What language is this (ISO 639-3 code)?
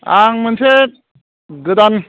brx